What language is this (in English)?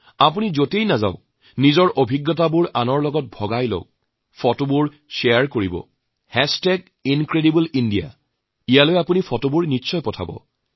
Assamese